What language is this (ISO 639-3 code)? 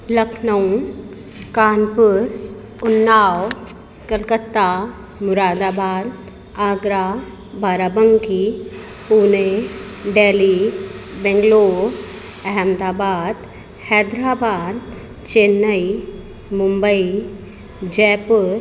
snd